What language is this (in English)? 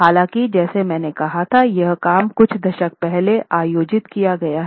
Hindi